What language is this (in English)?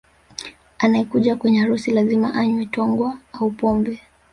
Swahili